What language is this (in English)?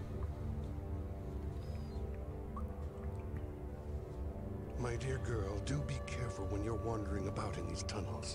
German